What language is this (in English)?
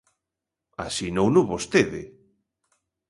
Galician